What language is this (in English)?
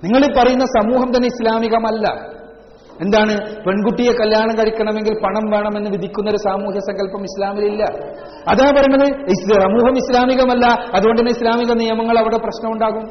Malayalam